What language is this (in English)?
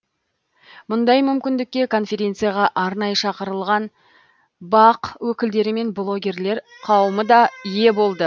Kazakh